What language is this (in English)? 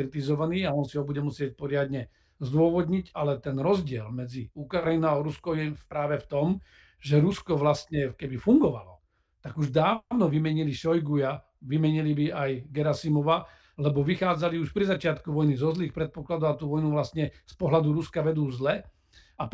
Slovak